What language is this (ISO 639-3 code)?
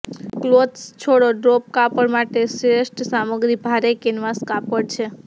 guj